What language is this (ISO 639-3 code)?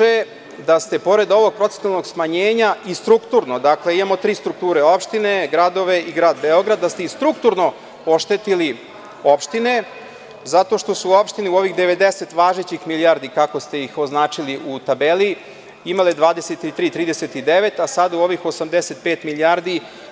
srp